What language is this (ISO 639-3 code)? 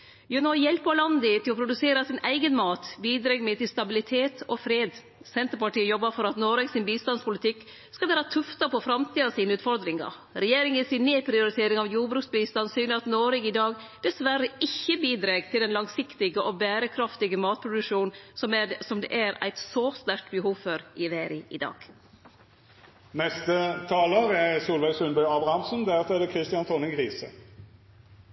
nno